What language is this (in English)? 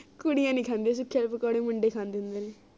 Punjabi